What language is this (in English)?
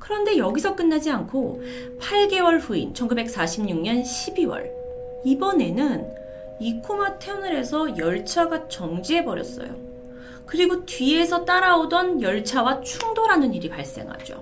Korean